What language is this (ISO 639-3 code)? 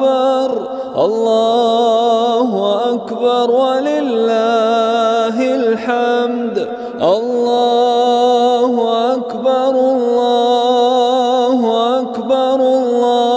ara